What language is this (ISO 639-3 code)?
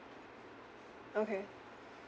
eng